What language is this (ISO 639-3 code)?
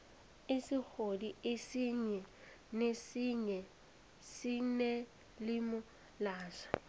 nbl